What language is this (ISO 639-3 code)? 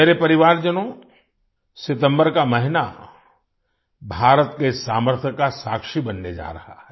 hin